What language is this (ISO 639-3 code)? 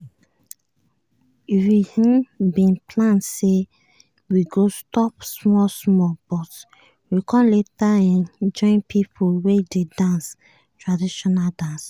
pcm